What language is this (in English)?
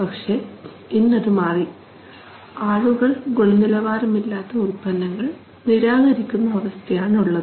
Malayalam